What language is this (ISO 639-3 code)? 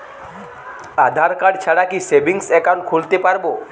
ben